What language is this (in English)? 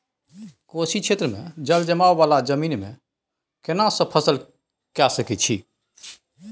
Maithili